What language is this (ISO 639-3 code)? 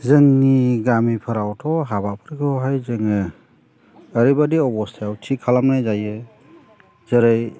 brx